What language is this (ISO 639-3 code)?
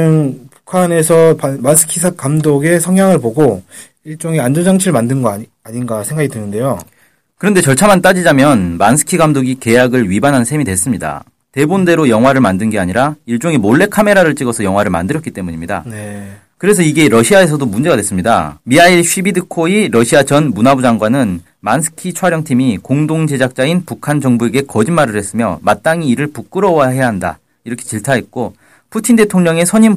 kor